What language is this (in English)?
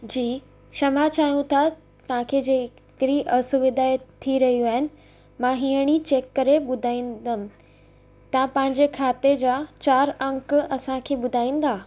Sindhi